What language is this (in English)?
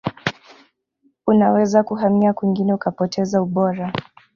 Swahili